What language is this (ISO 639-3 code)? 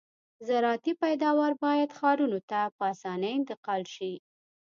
pus